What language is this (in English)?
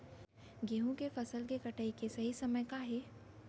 Chhattisgarhi